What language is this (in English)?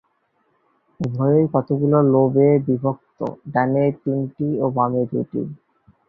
Bangla